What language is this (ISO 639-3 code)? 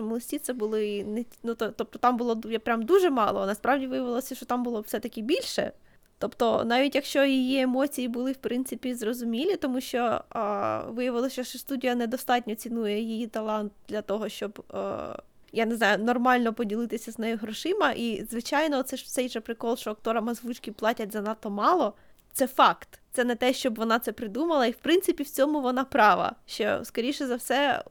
ukr